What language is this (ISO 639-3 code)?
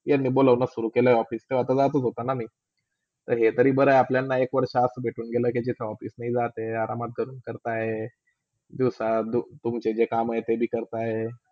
mar